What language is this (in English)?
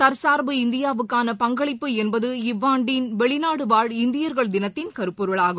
Tamil